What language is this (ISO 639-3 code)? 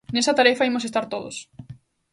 glg